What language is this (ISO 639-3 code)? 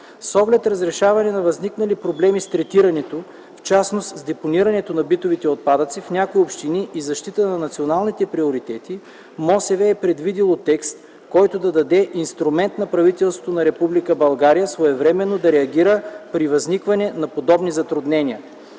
bul